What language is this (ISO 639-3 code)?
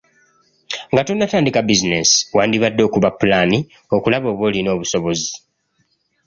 lug